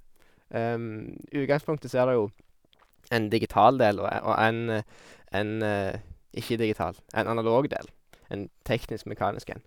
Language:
Norwegian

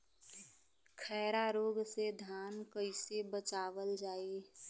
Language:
Bhojpuri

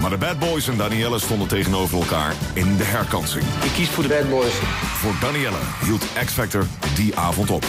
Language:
Dutch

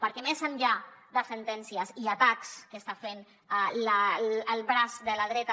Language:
Catalan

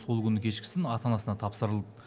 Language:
Kazakh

